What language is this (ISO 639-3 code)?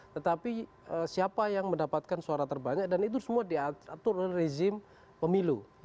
ind